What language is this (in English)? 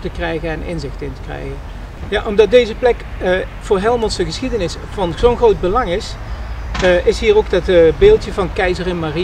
Dutch